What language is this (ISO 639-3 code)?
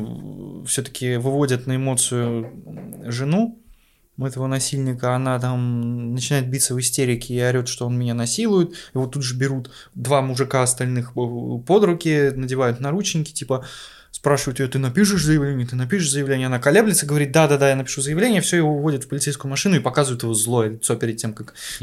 rus